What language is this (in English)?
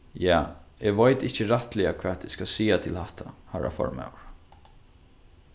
Faroese